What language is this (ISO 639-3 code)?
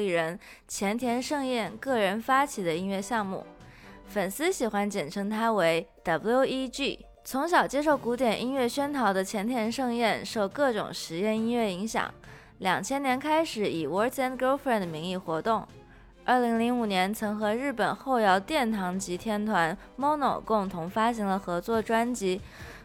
zho